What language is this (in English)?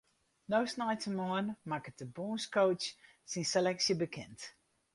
Western Frisian